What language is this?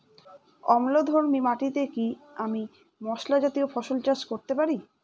Bangla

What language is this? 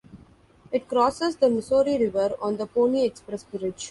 English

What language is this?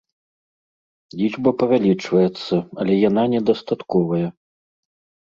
Belarusian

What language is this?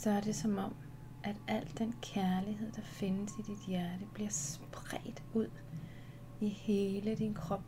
Danish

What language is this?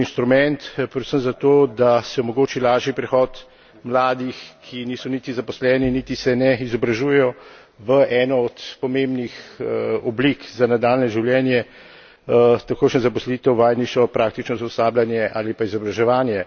Slovenian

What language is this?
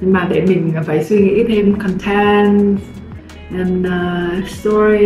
Vietnamese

